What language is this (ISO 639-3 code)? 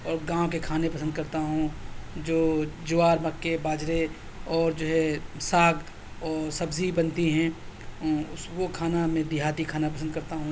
urd